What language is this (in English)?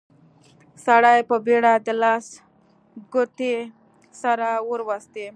Pashto